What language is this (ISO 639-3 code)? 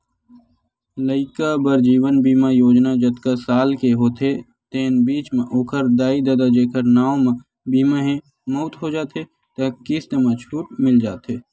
hne